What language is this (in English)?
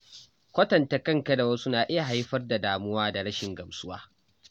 Hausa